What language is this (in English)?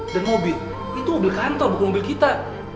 Indonesian